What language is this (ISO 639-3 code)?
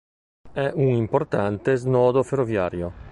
ita